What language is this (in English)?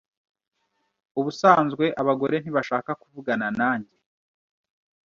Kinyarwanda